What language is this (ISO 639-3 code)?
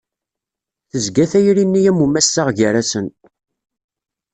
kab